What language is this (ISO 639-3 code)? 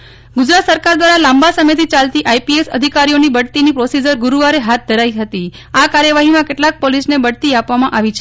guj